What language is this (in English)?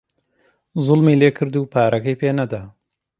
Central Kurdish